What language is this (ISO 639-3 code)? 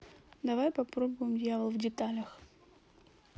rus